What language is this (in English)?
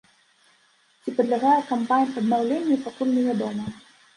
Belarusian